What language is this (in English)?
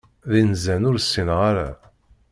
Kabyle